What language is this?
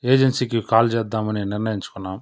Telugu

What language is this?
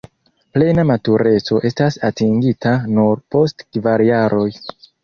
Esperanto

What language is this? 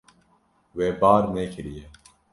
Kurdish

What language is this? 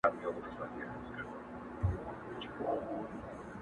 Pashto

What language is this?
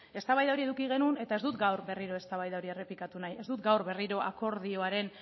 Basque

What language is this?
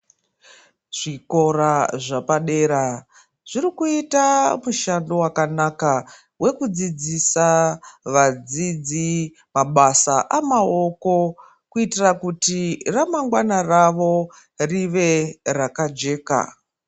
Ndau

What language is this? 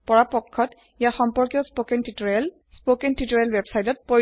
Assamese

